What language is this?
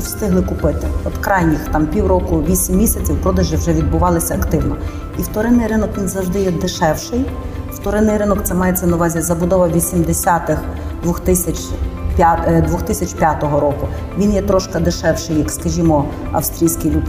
Ukrainian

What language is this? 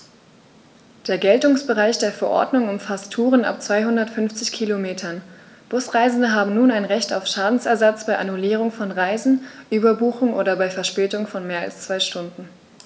German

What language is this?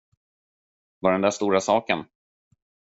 Swedish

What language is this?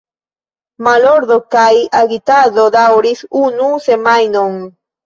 Esperanto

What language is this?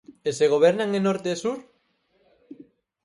Galician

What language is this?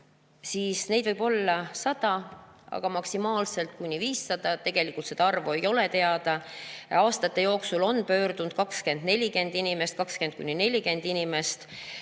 Estonian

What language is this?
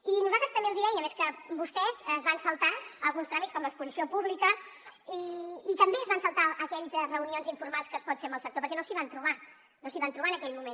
Catalan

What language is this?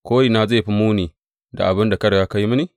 Hausa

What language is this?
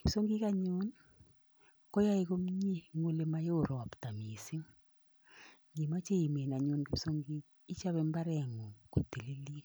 Kalenjin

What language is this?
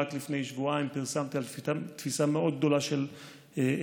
Hebrew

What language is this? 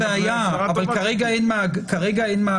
Hebrew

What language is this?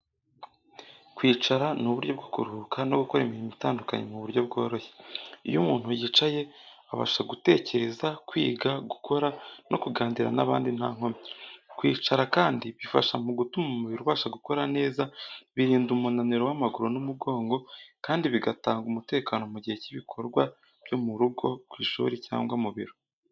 Kinyarwanda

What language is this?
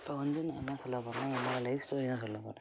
Tamil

